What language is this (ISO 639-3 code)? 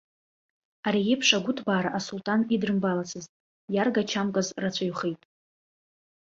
abk